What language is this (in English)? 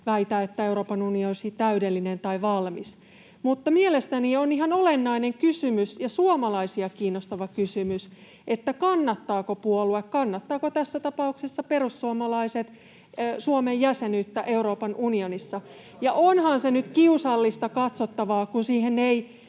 Finnish